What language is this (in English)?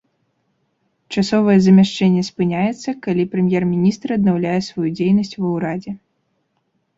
Belarusian